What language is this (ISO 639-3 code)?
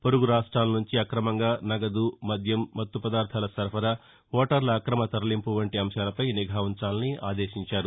tel